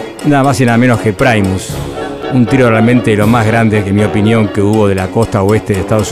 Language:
Spanish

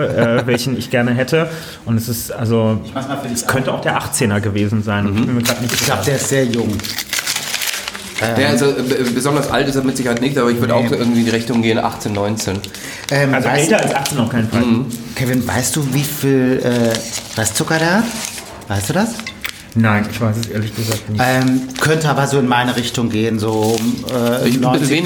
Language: German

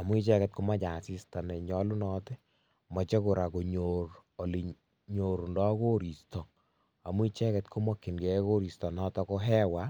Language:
Kalenjin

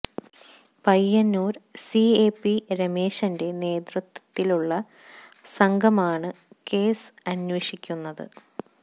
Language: Malayalam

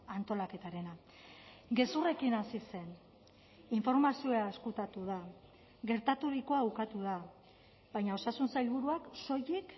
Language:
Basque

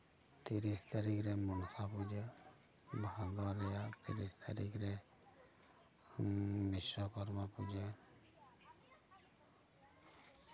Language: Santali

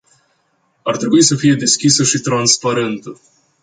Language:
Romanian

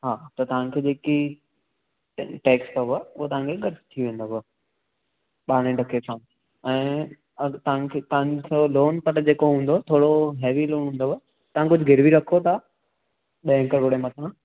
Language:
Sindhi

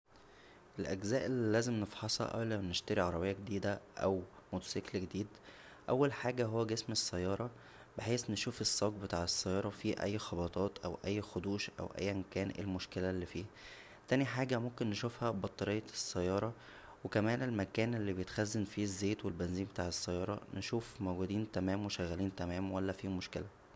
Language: Egyptian Arabic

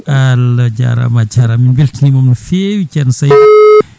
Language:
Fula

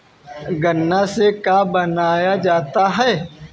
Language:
Bhojpuri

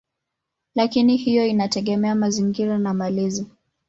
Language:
Swahili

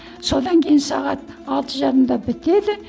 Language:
Kazakh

